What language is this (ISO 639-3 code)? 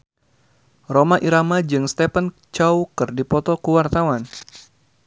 sun